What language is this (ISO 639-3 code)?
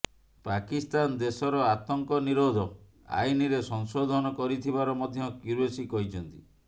ori